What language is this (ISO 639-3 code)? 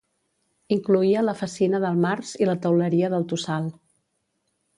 cat